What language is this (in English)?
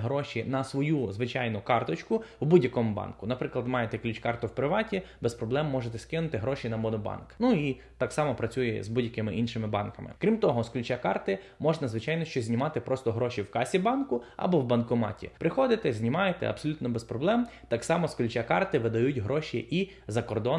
Ukrainian